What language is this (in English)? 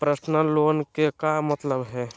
Magahi